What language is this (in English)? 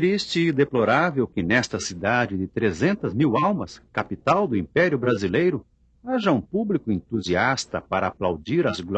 Portuguese